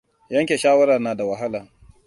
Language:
Hausa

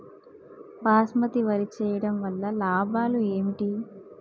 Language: Telugu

